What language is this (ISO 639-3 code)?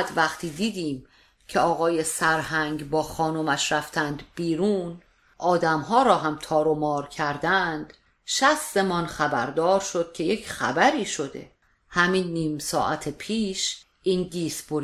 fas